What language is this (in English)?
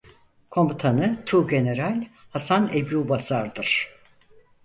Turkish